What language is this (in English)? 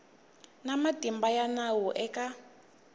Tsonga